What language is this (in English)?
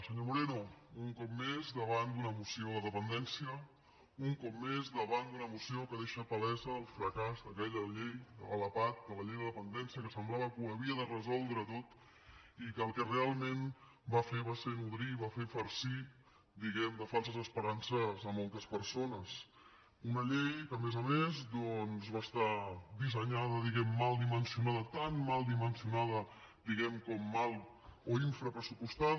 Catalan